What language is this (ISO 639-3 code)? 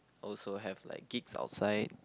eng